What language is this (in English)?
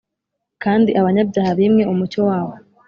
Kinyarwanda